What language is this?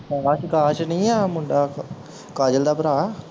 Punjabi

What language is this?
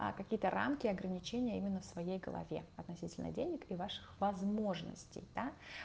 Russian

